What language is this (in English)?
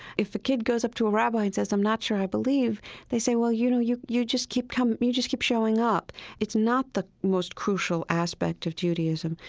English